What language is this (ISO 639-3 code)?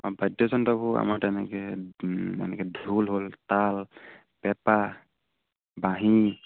asm